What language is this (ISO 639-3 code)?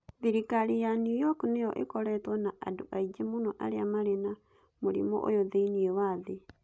kik